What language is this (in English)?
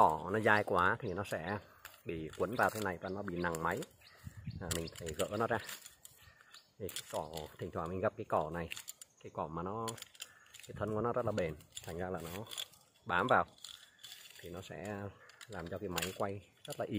Vietnamese